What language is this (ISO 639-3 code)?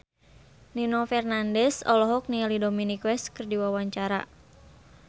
sun